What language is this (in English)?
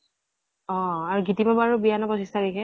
Assamese